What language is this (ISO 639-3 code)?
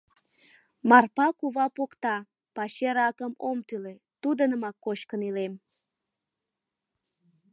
chm